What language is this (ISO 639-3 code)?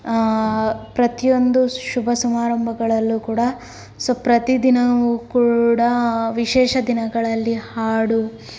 kan